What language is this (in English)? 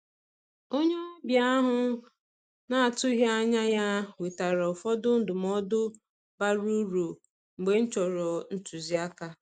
Igbo